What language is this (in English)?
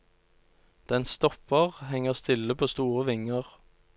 Norwegian